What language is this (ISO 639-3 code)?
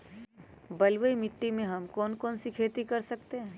mag